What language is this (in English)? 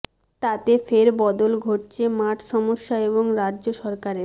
Bangla